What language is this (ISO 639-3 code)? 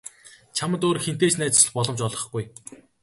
mon